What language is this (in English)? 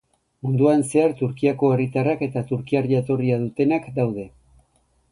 Basque